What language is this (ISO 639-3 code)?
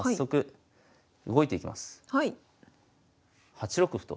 jpn